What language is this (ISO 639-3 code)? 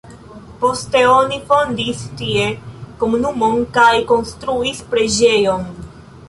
epo